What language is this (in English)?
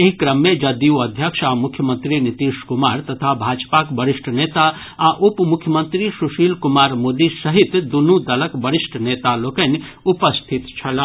Maithili